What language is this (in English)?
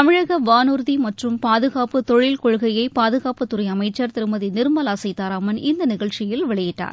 Tamil